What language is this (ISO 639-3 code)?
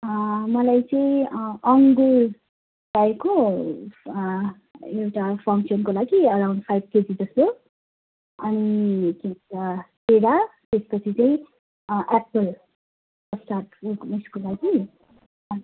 nep